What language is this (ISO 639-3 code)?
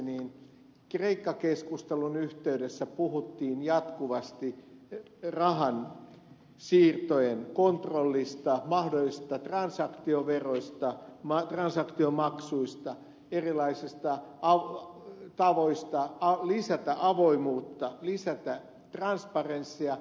fin